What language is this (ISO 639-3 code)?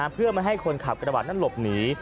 tha